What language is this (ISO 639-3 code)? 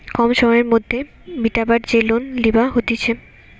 ben